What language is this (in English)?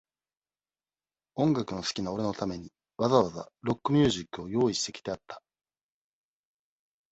Japanese